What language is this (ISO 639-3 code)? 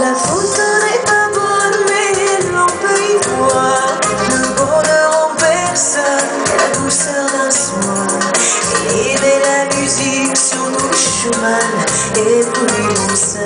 ron